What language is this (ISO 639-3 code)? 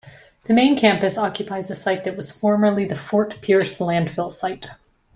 eng